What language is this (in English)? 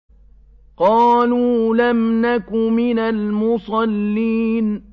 Arabic